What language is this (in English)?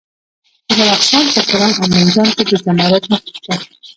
Pashto